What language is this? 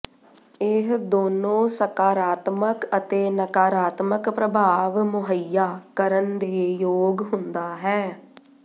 Punjabi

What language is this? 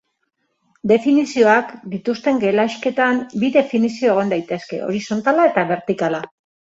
Basque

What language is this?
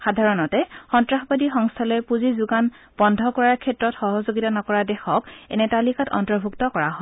Assamese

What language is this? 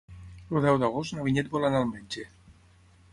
Catalan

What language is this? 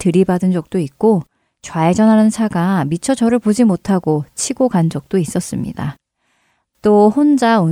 Korean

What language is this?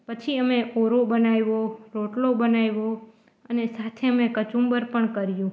Gujarati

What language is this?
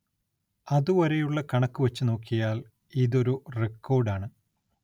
Malayalam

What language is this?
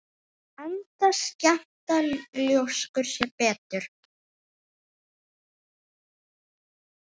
Icelandic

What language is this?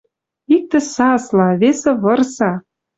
Western Mari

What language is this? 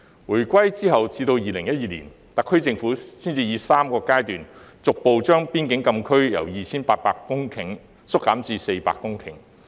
Cantonese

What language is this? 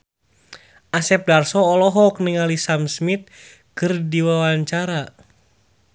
Sundanese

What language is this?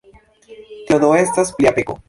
Esperanto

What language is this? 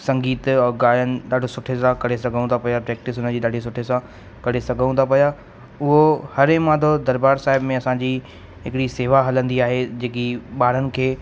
Sindhi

